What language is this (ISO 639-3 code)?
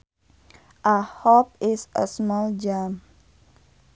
sun